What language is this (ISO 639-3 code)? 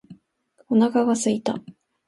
jpn